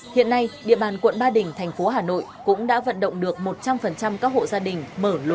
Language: Vietnamese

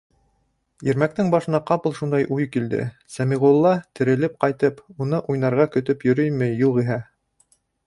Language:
Bashkir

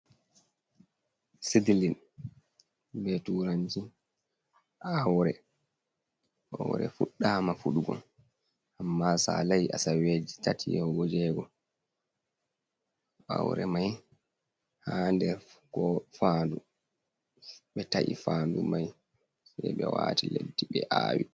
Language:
Fula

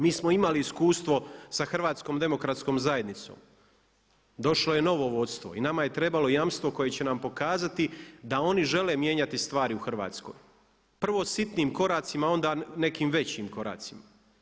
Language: Croatian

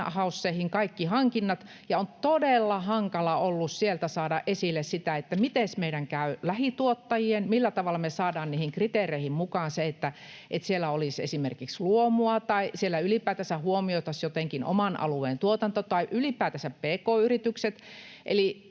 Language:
Finnish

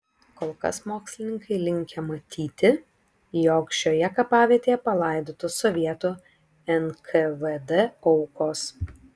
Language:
Lithuanian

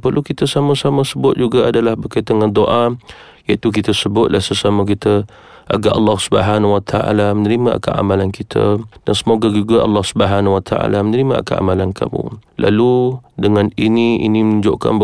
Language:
Malay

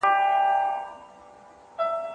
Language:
Pashto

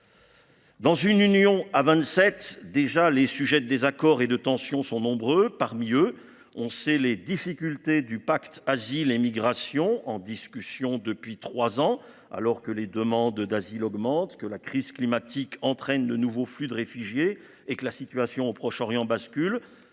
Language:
French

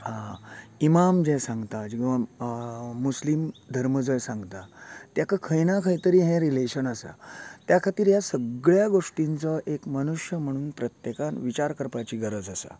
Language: Konkani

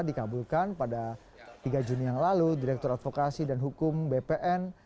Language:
Indonesian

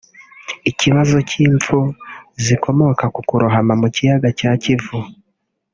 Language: Kinyarwanda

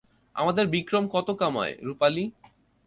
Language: Bangla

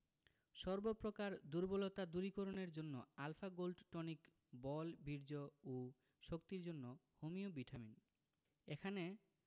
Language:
Bangla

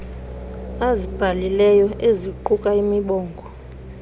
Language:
Xhosa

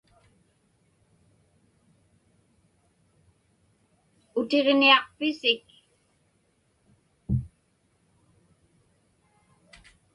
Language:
Inupiaq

